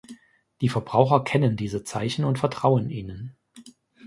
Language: German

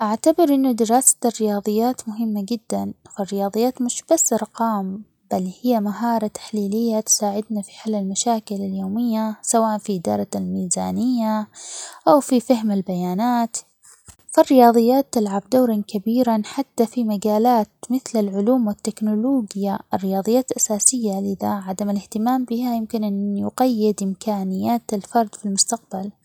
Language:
Omani Arabic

